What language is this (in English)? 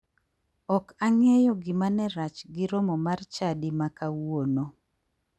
Luo (Kenya and Tanzania)